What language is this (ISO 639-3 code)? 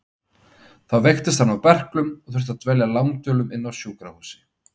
isl